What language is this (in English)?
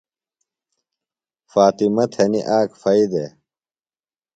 Phalura